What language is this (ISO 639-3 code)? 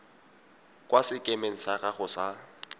tsn